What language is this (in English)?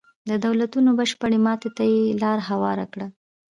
Pashto